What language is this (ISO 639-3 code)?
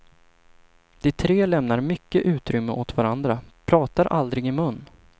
swe